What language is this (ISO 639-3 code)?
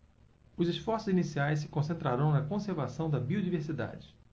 por